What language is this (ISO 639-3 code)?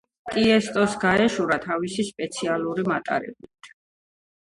kat